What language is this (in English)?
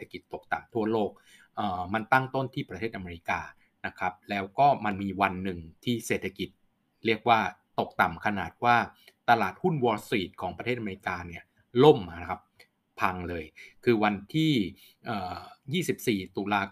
Thai